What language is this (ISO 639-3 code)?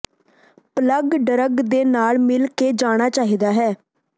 pan